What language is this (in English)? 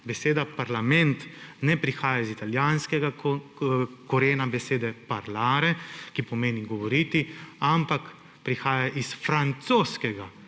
Slovenian